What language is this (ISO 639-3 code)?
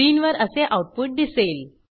mar